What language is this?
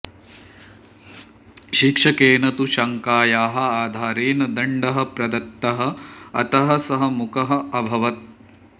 Sanskrit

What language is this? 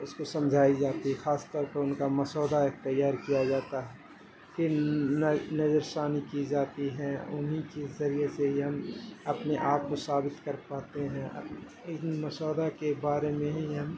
Urdu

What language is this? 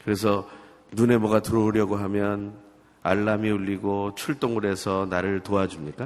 Korean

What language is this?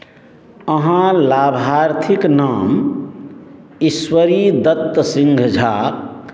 Maithili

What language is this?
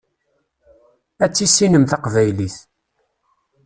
Kabyle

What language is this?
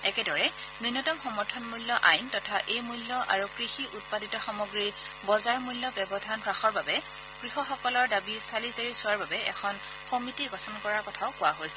Assamese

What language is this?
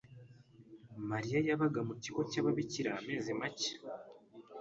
Kinyarwanda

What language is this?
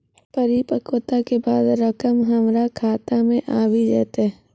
Maithili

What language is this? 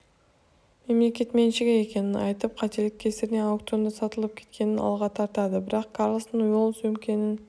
Kazakh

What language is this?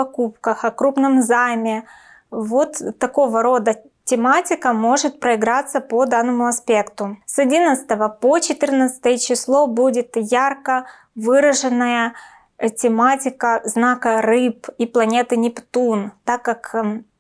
Russian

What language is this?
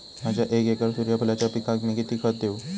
Marathi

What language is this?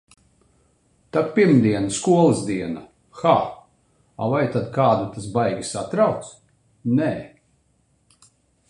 Latvian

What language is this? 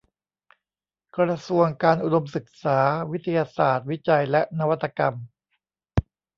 Thai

